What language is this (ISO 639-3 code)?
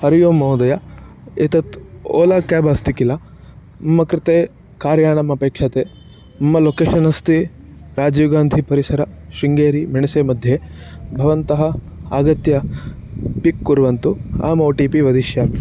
san